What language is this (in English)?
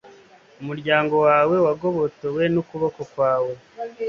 Kinyarwanda